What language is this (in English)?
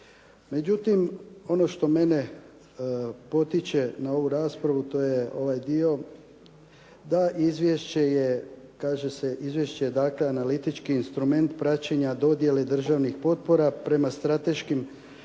Croatian